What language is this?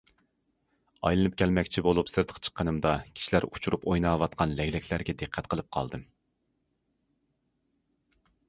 Uyghur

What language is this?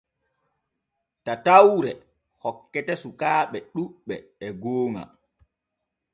Borgu Fulfulde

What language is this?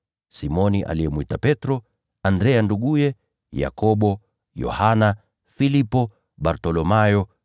Swahili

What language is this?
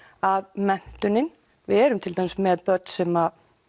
Icelandic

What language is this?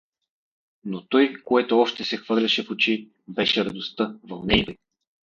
Bulgarian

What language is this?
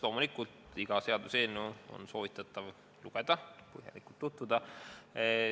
Estonian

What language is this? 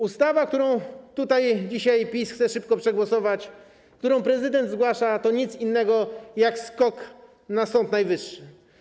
Polish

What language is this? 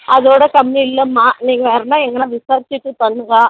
Tamil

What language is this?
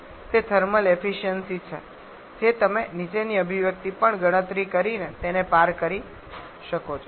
Gujarati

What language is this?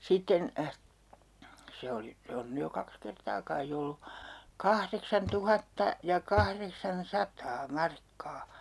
Finnish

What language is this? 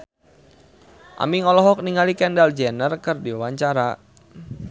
Sundanese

